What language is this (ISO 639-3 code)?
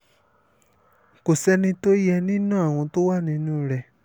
yor